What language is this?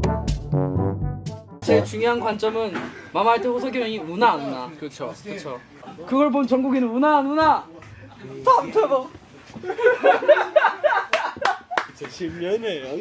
Korean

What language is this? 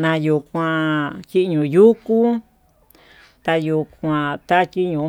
Tututepec Mixtec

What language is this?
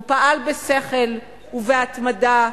Hebrew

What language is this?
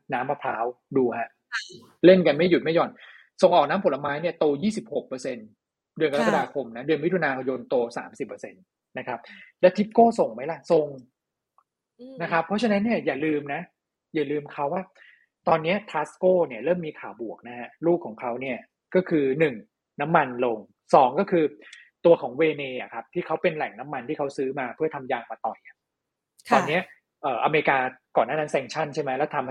Thai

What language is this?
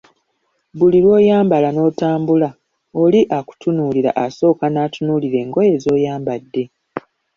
Ganda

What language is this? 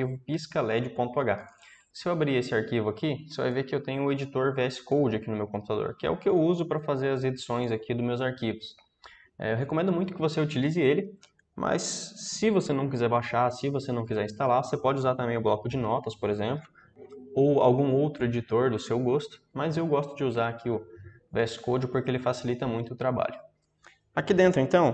Portuguese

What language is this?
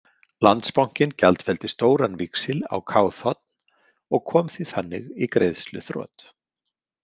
Icelandic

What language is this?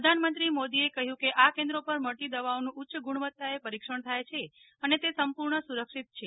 Gujarati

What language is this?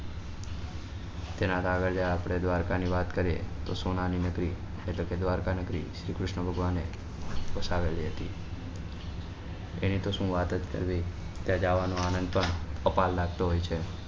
Gujarati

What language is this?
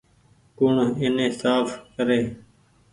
Goaria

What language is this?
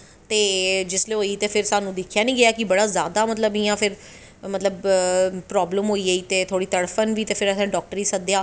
Dogri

